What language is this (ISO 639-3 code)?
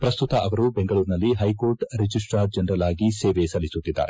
kan